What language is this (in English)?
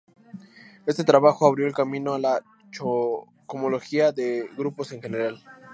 Spanish